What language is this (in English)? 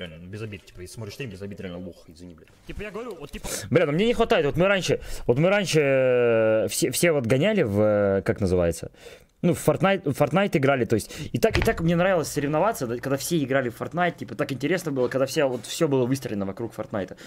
Russian